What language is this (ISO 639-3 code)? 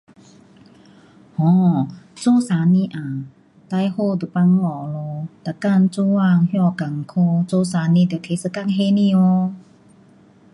cpx